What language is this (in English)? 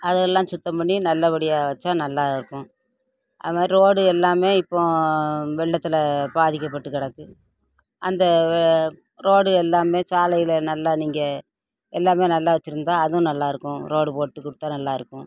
Tamil